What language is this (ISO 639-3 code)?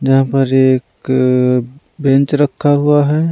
hin